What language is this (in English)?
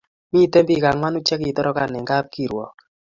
Kalenjin